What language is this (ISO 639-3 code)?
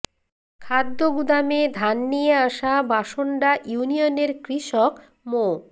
ben